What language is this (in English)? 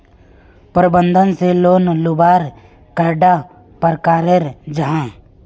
Magahi